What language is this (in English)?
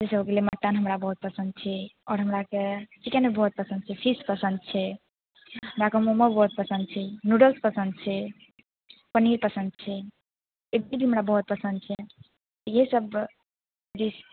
Maithili